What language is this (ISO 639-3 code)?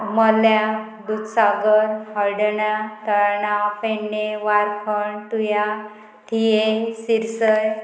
kok